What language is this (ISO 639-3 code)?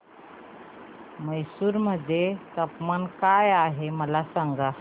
mar